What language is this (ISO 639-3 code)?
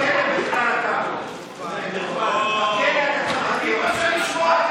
heb